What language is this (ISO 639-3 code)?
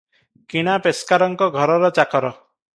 ori